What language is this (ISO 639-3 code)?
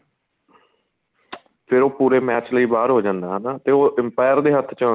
pan